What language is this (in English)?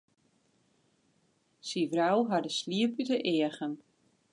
Western Frisian